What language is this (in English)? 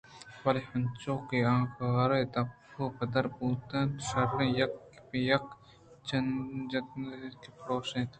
Eastern Balochi